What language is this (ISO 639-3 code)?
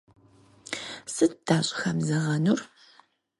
kbd